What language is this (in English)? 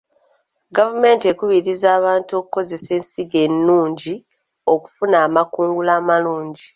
Ganda